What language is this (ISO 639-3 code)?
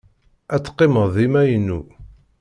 kab